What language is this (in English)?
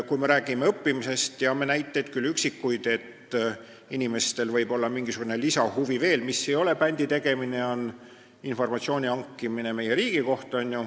Estonian